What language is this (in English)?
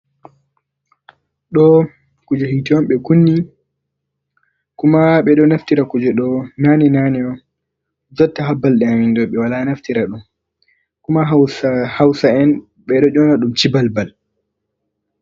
Fula